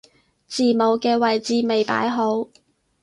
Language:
Cantonese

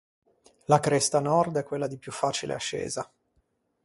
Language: Italian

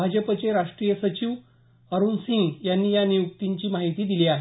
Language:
Marathi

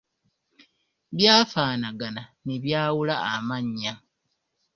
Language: Ganda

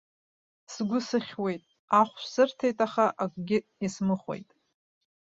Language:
Abkhazian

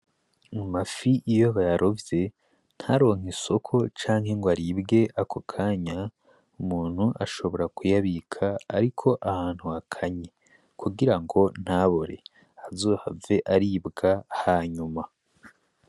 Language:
Rundi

